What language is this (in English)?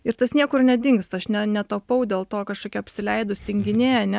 Lithuanian